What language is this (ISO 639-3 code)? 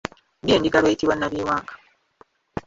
lug